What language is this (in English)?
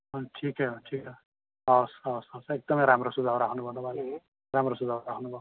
Nepali